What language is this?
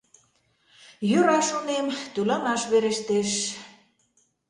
Mari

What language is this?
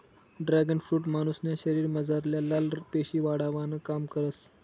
Marathi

